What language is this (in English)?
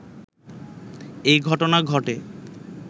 Bangla